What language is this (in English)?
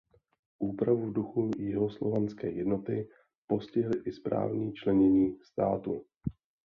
Czech